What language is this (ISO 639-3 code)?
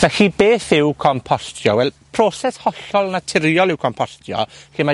cym